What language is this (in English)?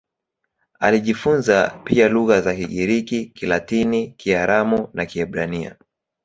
Swahili